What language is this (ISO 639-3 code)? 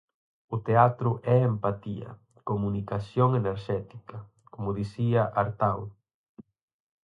glg